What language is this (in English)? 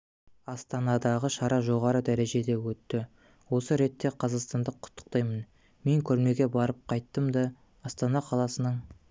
Kazakh